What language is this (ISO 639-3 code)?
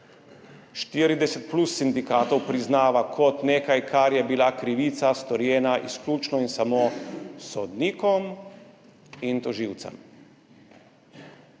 slv